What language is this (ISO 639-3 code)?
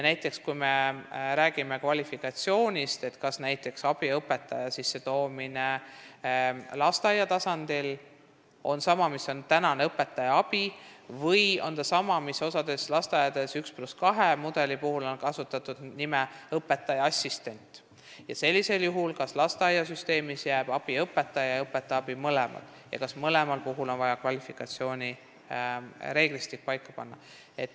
est